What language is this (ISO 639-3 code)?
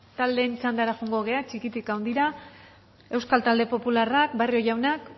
eus